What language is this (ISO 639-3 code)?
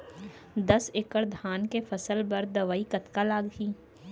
hne